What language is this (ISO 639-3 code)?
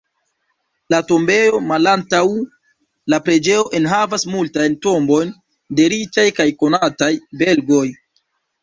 epo